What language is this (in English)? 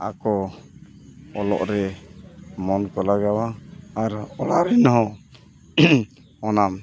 Santali